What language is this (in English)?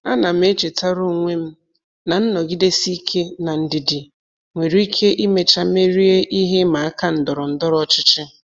Igbo